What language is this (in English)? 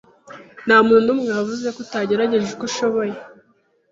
Kinyarwanda